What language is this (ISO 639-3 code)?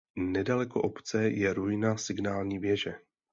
ces